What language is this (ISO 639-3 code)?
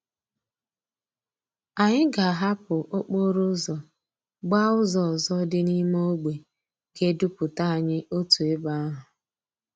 ibo